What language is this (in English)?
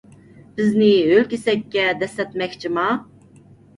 Uyghur